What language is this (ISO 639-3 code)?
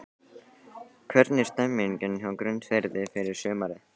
isl